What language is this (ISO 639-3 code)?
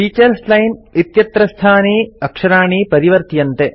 san